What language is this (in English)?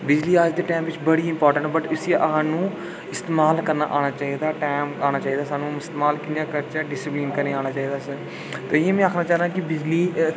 Dogri